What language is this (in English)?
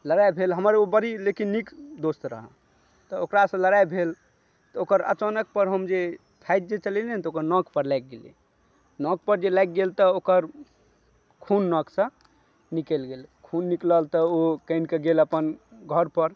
Maithili